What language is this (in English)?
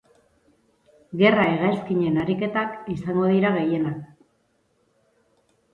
Basque